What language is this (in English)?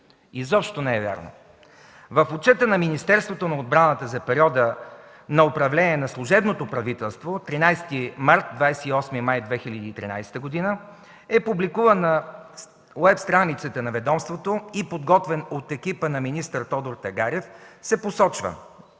Bulgarian